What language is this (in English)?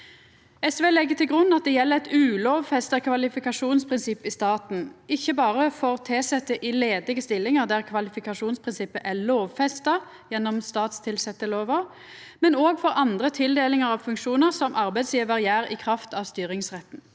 Norwegian